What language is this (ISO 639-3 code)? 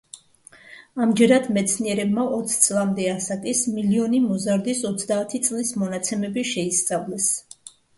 kat